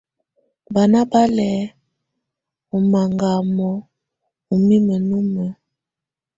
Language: Tunen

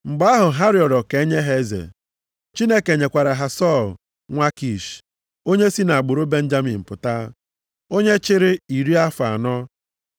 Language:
Igbo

